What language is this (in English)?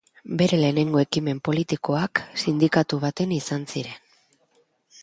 Basque